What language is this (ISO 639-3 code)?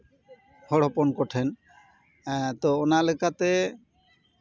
sat